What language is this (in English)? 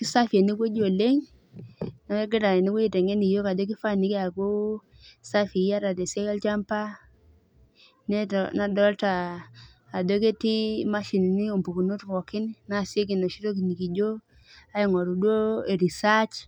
Masai